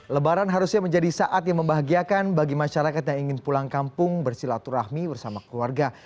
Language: Indonesian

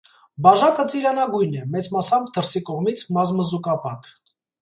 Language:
Armenian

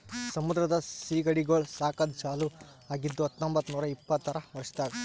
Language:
Kannada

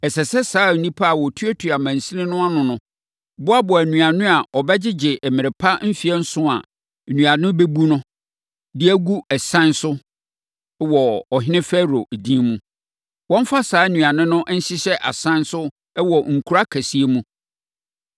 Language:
Akan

